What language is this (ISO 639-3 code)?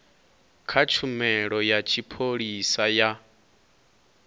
ven